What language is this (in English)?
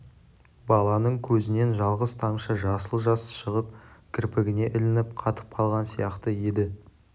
Kazakh